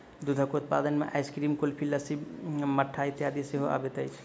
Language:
Maithili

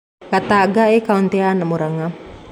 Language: Kikuyu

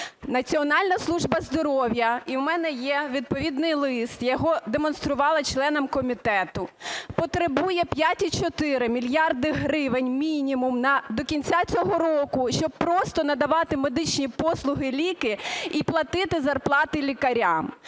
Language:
Ukrainian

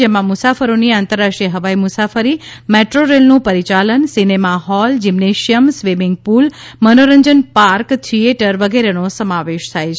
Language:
Gujarati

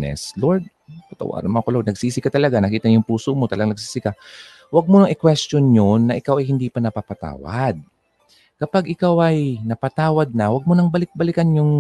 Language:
Filipino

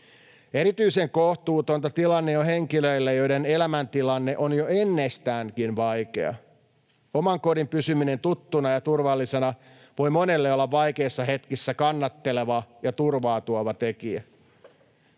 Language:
Finnish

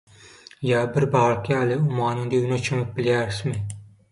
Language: Turkmen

